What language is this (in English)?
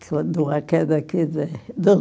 Portuguese